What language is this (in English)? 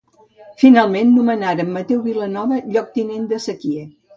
Catalan